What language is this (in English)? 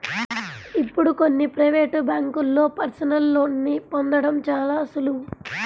Telugu